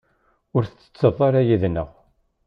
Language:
Kabyle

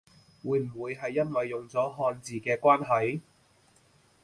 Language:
Cantonese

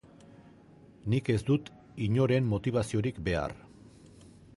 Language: Basque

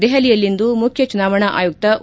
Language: Kannada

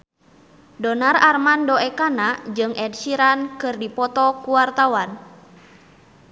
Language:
Sundanese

